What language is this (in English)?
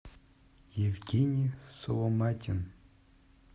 Russian